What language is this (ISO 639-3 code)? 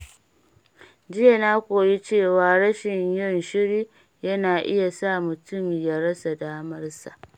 hau